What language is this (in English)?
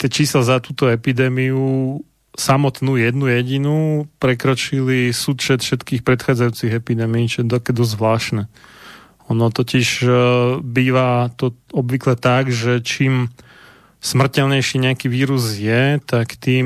Slovak